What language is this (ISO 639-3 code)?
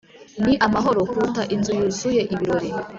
kin